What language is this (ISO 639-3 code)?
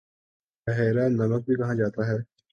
urd